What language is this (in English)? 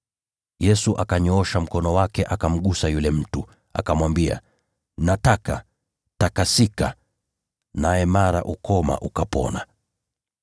Swahili